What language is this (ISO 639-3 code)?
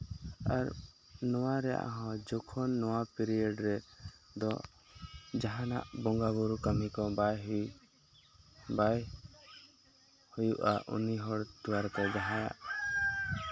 sat